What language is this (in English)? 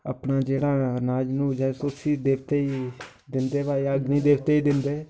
Dogri